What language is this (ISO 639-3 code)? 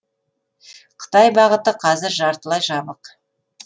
kaz